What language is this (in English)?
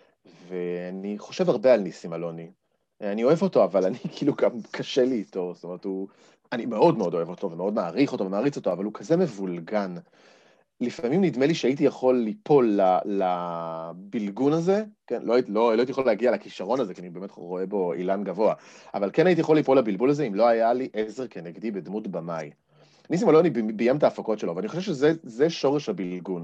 Hebrew